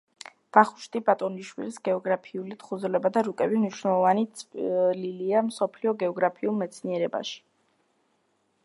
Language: Georgian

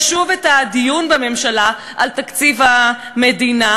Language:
Hebrew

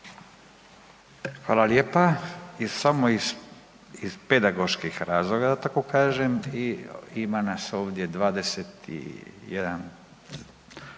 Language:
Croatian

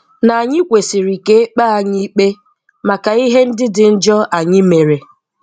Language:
Igbo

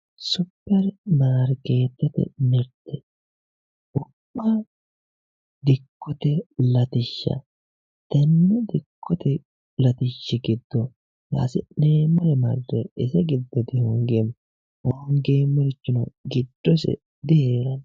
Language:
Sidamo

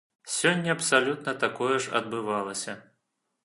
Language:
Belarusian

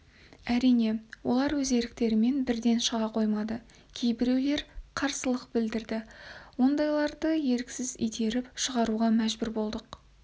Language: Kazakh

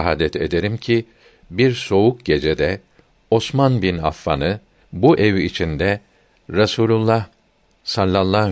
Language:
Turkish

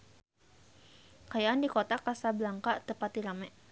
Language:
Sundanese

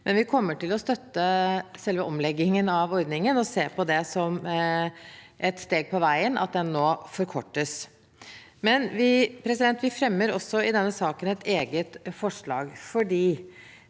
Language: Norwegian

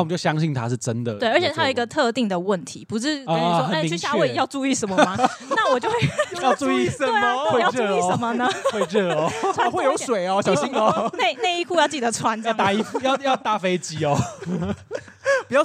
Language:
Chinese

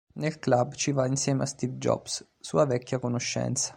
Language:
Italian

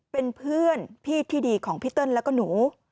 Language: Thai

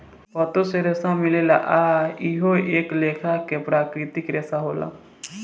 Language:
Bhojpuri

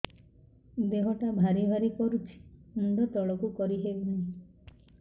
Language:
Odia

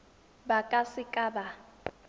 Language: Tswana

